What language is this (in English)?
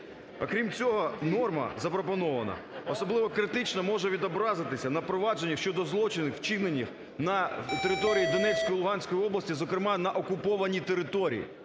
Ukrainian